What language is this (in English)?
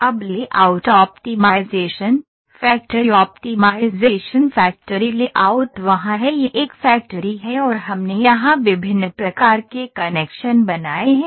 Hindi